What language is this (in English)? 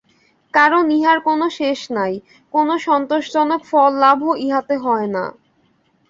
Bangla